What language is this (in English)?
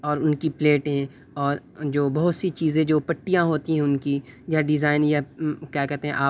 Urdu